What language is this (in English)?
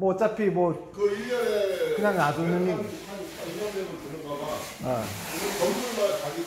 Korean